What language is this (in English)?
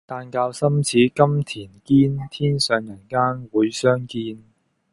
Cantonese